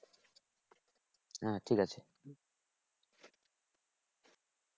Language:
Bangla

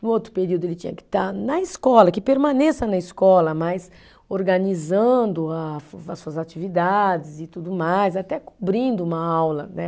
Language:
Portuguese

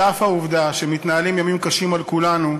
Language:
Hebrew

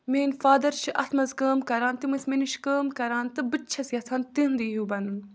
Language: Kashmiri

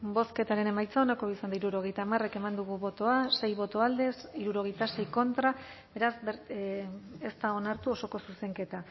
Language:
Basque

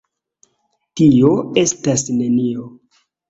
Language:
Esperanto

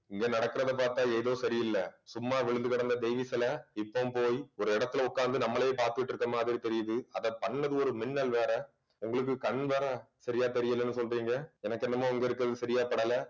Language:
Tamil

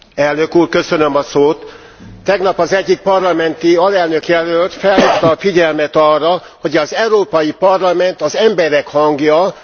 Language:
Hungarian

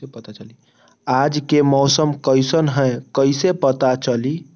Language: Magahi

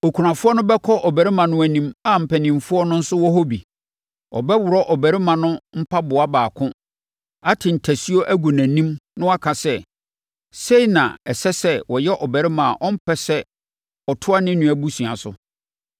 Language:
Akan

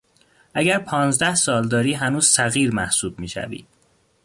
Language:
Persian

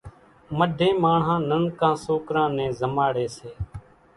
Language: Kachi Koli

